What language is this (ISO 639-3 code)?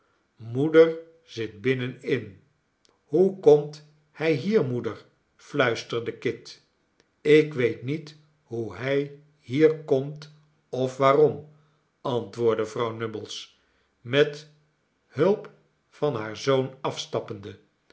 nld